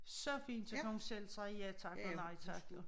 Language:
Danish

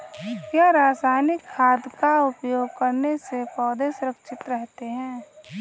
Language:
Hindi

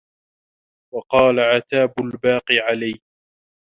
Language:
Arabic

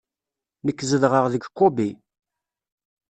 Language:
Kabyle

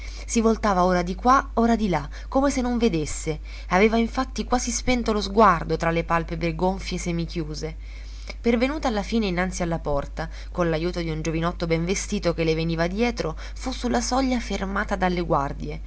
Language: Italian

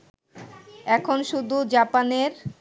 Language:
Bangla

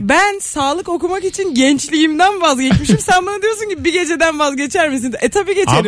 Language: Turkish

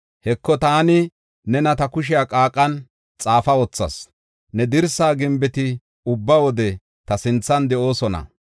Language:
Gofa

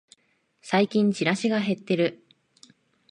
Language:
Japanese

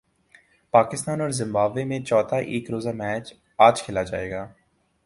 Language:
Urdu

